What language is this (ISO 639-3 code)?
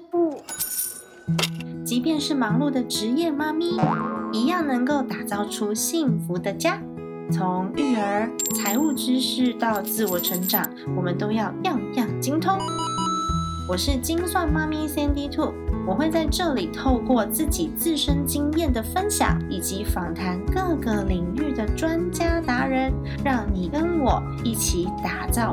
zho